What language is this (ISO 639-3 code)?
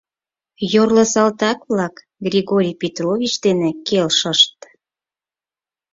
chm